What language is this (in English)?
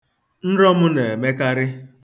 Igbo